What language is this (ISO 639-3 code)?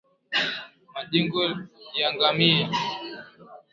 swa